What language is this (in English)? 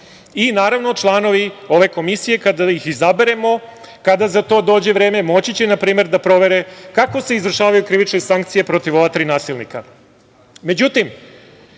Serbian